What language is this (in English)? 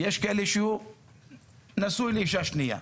Hebrew